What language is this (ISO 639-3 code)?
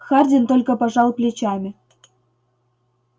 rus